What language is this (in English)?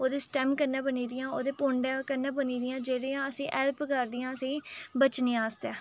Dogri